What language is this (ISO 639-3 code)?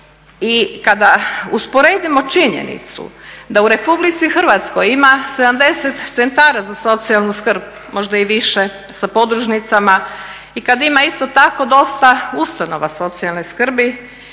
hrv